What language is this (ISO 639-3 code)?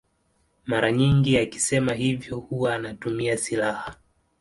swa